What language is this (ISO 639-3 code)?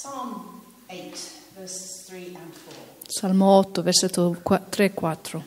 ita